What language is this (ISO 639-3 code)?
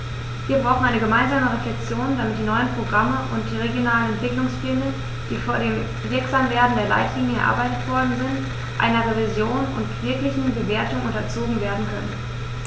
deu